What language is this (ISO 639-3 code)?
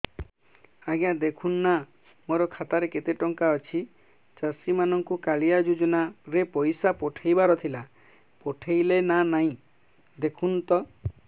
ori